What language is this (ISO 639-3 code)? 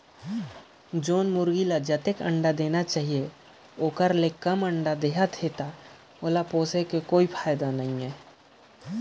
hne